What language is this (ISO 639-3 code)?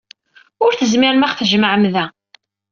kab